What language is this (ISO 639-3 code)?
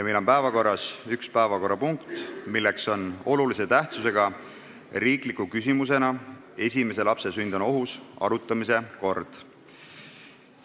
est